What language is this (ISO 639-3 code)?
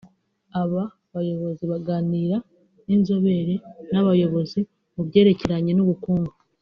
kin